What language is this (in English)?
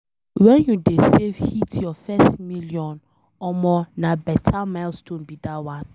Nigerian Pidgin